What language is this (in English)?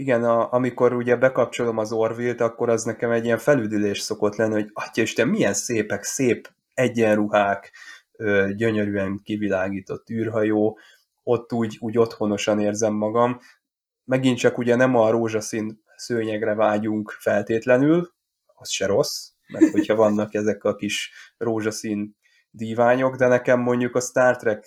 Hungarian